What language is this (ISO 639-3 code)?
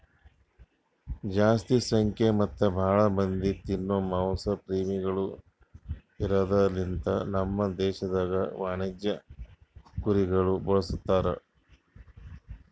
kan